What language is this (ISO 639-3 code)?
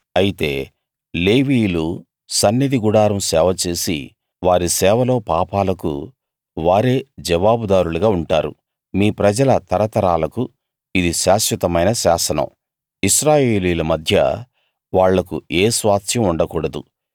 tel